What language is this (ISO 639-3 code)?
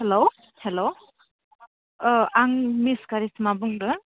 brx